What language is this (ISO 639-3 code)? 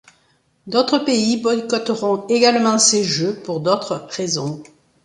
fra